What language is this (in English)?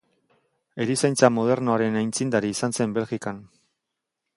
Basque